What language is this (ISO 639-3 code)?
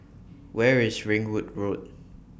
eng